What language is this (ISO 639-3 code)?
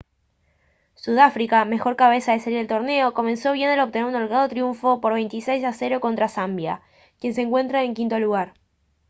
spa